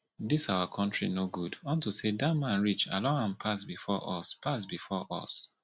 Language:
Nigerian Pidgin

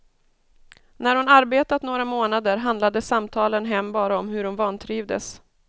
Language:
Swedish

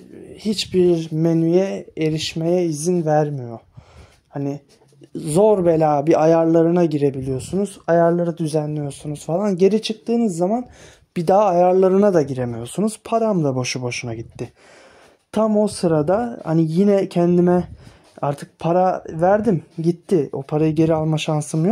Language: Turkish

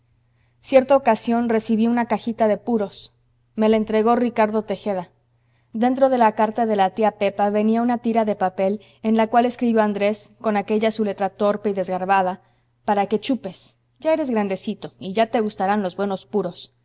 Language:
Spanish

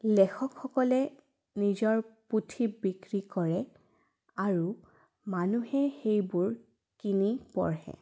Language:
Assamese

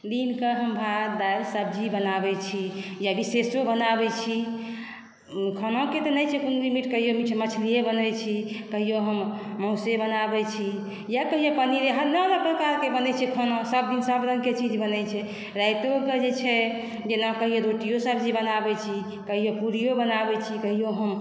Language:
Maithili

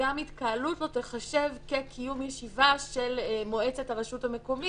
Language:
Hebrew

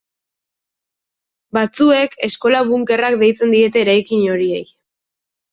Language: Basque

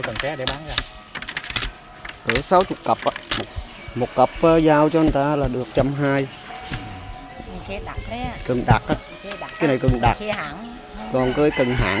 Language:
Vietnamese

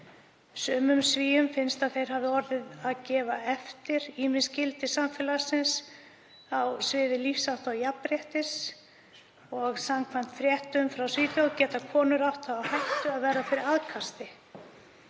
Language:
Icelandic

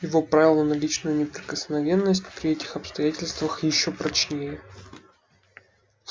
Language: Russian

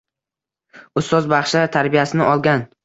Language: Uzbek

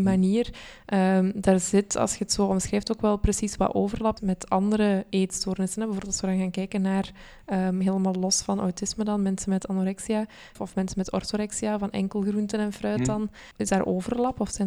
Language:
Dutch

